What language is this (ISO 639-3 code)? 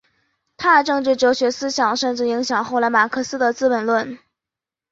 zho